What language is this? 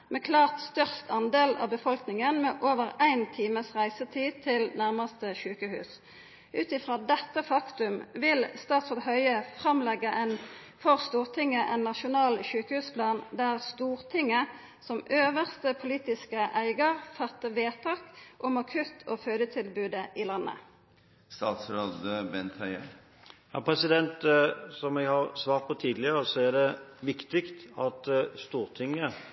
Norwegian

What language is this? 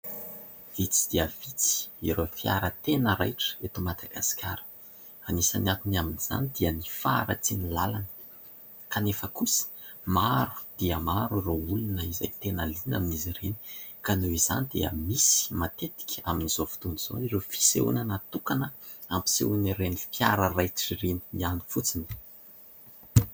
Malagasy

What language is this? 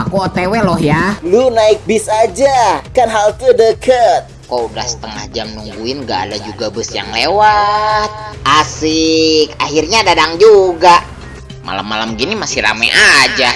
Indonesian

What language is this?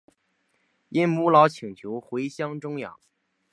Chinese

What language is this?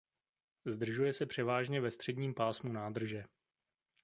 Czech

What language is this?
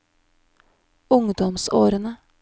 Norwegian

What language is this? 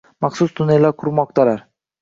Uzbek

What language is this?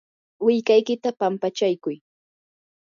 Yanahuanca Pasco Quechua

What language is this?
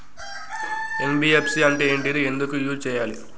Telugu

